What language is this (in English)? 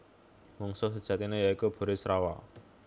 Javanese